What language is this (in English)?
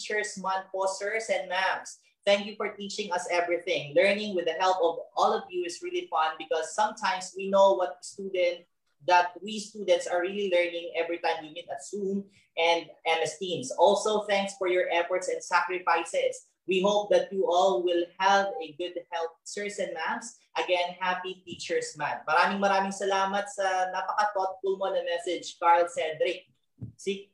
Filipino